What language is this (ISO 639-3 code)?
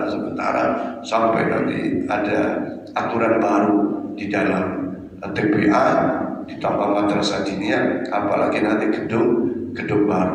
ind